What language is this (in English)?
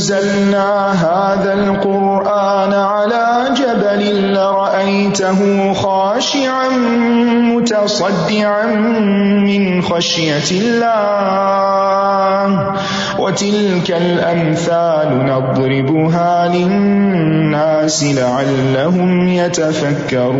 Urdu